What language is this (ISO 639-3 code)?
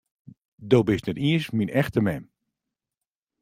fry